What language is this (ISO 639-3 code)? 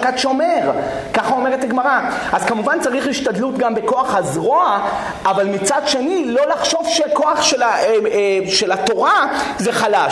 heb